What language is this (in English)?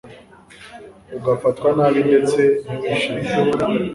Kinyarwanda